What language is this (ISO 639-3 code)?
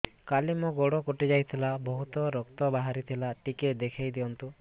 ori